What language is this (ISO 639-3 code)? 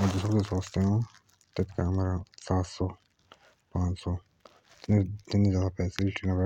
jns